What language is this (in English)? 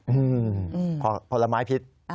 Thai